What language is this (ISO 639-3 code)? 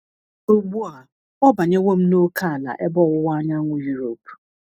ibo